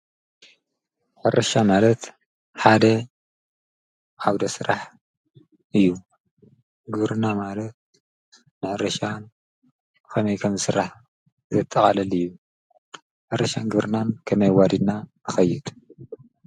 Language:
Tigrinya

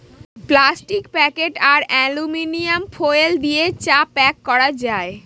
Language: Bangla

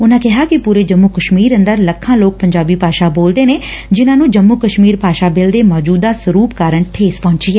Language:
Punjabi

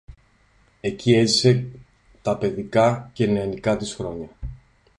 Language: Greek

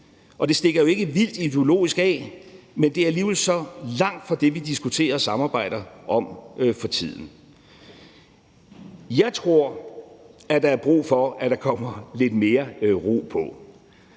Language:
Danish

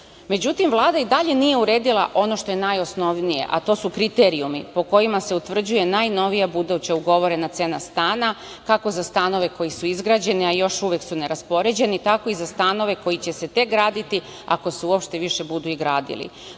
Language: Serbian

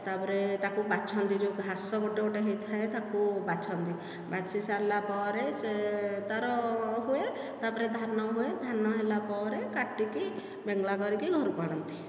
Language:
Odia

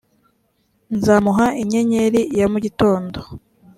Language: Kinyarwanda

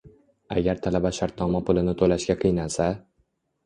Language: Uzbek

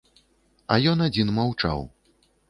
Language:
Belarusian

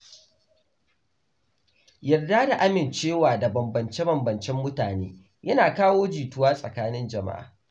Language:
Hausa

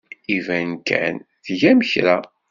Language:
Kabyle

